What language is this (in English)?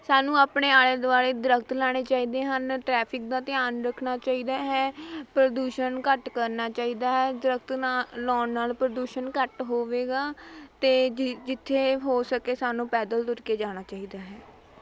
Punjabi